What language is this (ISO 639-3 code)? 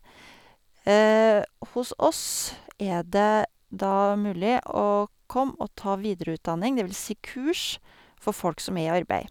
nor